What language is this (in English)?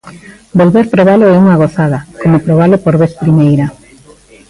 Galician